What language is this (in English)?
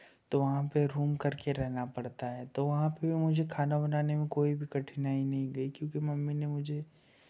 Hindi